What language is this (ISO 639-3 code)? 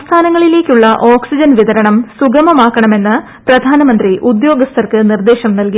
mal